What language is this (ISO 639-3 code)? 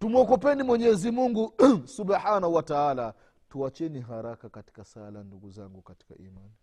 swa